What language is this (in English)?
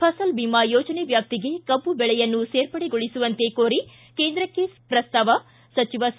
Kannada